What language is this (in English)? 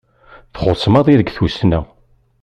Kabyle